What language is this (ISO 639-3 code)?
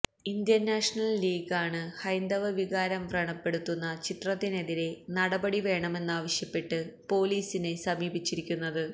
mal